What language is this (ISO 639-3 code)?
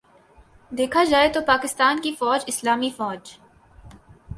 urd